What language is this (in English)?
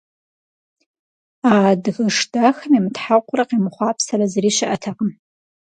Kabardian